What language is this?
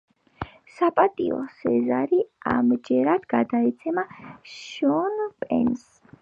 Georgian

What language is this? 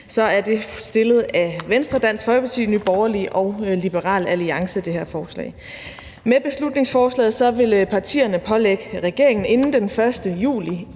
Danish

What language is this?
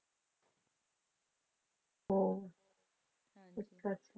Punjabi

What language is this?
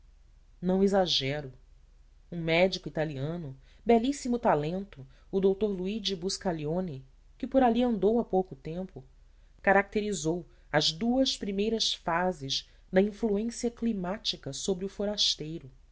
Portuguese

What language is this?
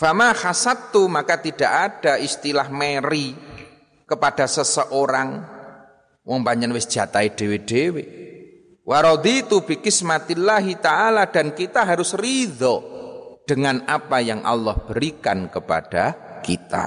Indonesian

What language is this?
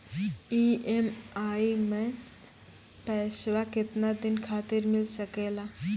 Maithili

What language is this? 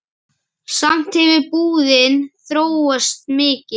Icelandic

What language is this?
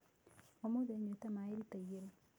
Kikuyu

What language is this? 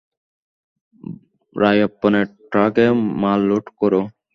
Bangla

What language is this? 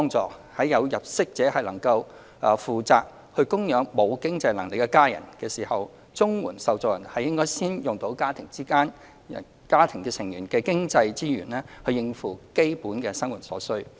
Cantonese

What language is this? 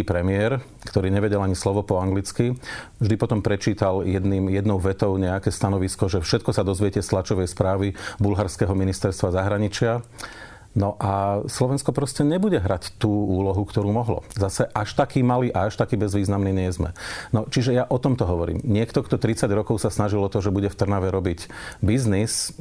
Slovak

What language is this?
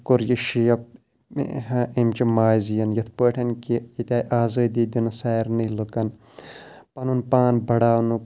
Kashmiri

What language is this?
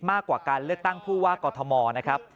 Thai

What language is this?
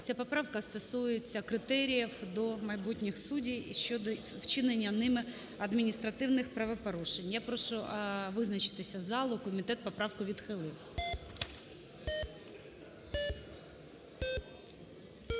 Ukrainian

